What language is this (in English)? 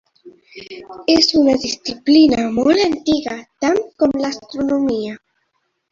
Catalan